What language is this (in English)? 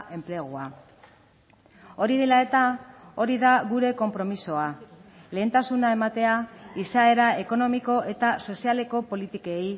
Basque